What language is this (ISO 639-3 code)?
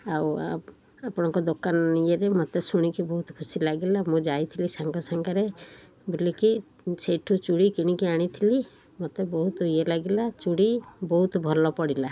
ori